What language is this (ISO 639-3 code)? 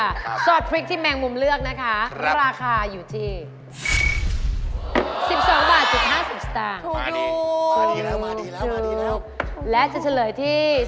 tha